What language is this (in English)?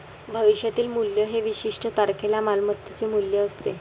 Marathi